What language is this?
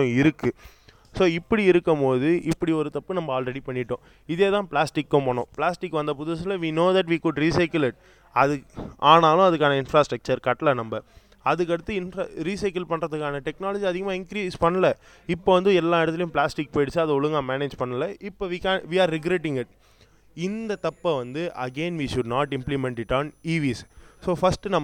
Tamil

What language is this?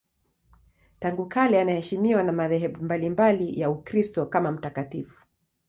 Swahili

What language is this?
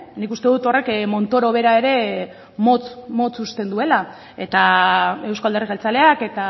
Basque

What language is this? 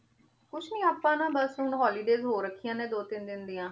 Punjabi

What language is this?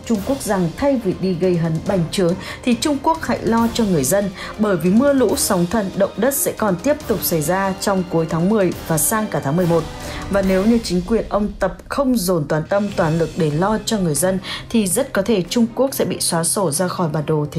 Vietnamese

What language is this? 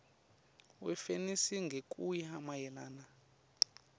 Swati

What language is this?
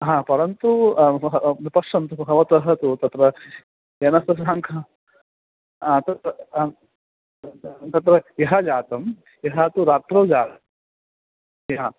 Sanskrit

